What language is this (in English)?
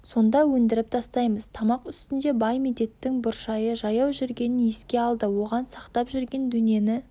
Kazakh